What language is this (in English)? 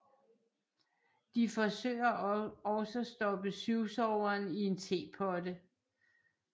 Danish